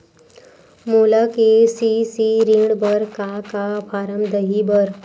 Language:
Chhattisgarhi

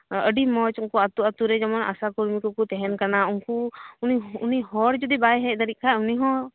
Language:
Santali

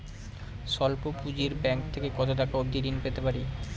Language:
Bangla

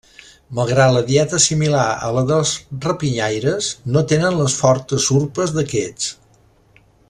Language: Catalan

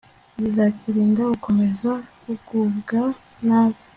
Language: Kinyarwanda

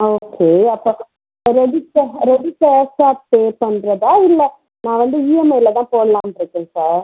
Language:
Tamil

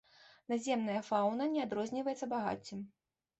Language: Belarusian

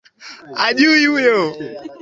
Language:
Swahili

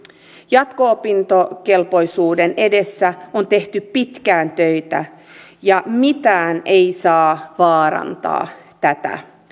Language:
Finnish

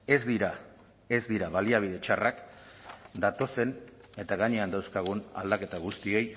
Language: Basque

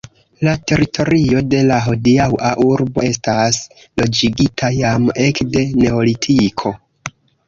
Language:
Esperanto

